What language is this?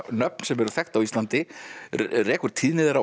Icelandic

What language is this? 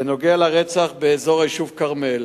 Hebrew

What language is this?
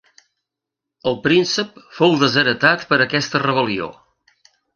Catalan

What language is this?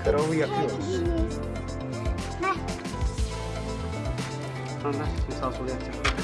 Turkish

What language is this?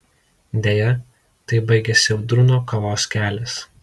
Lithuanian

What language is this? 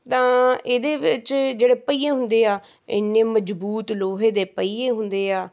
Punjabi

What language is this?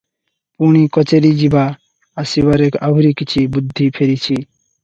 Odia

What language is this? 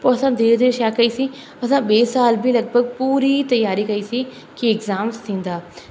Sindhi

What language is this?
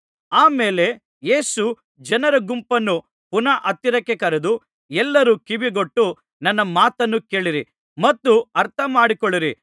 Kannada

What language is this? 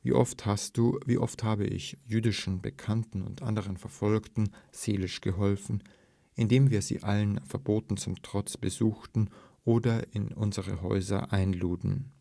German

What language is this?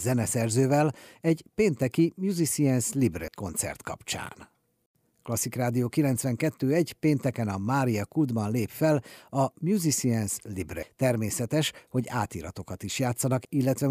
Hungarian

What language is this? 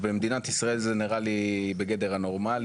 Hebrew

